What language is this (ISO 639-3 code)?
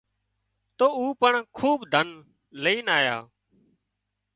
kxp